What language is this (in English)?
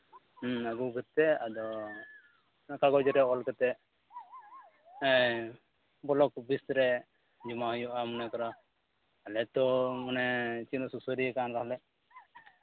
Santali